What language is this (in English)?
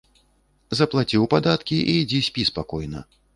Belarusian